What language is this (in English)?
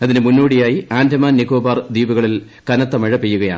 Malayalam